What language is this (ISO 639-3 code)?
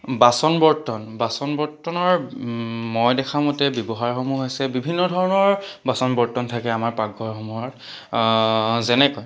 asm